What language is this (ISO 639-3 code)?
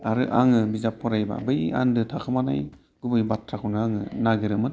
brx